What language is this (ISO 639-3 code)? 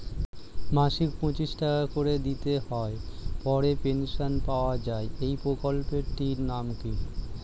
ben